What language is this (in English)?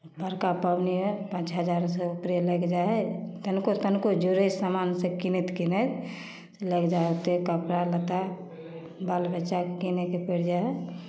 Maithili